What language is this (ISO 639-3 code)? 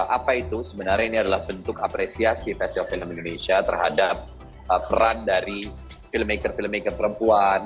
ind